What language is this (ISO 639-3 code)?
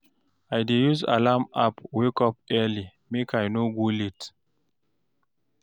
pcm